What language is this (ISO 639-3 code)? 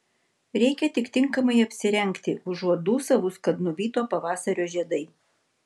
lit